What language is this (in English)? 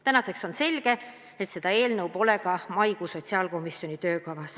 Estonian